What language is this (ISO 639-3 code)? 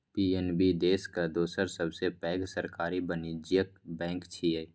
mai